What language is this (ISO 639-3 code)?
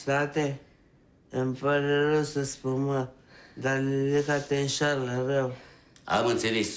ron